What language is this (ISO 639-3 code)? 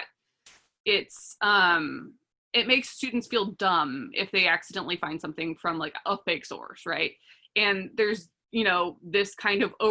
eng